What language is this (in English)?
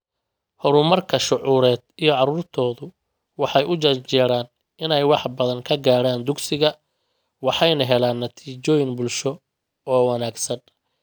Somali